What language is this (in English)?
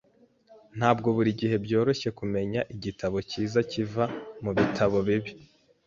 Kinyarwanda